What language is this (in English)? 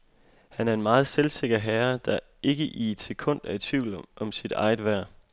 Danish